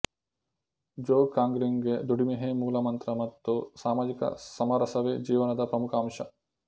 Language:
Kannada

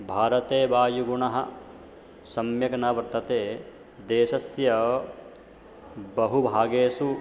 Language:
Sanskrit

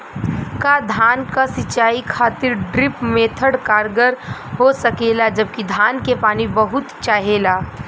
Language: Bhojpuri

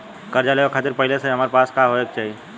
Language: Bhojpuri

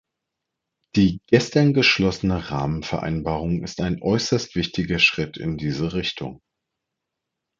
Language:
German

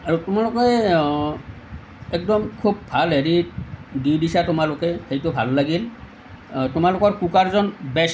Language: Assamese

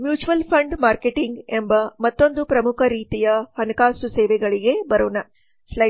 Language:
Kannada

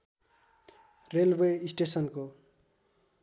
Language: Nepali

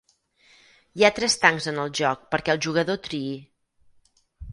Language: Catalan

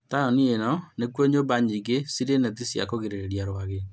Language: Kikuyu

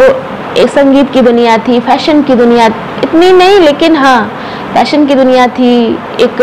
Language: Hindi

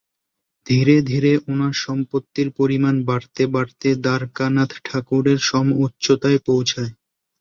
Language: Bangla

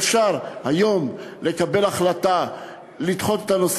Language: Hebrew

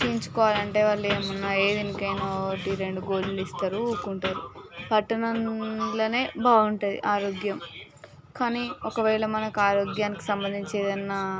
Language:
Telugu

